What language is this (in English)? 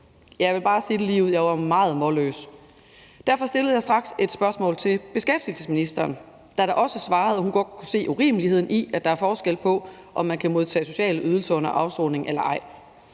Danish